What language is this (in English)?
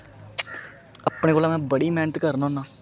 Dogri